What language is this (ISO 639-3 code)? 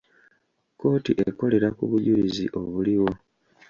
lug